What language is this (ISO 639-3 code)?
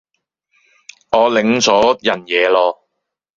yue